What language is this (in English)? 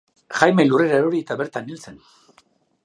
Basque